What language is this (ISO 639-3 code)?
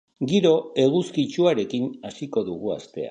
eus